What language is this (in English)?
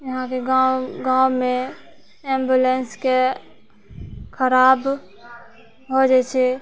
Maithili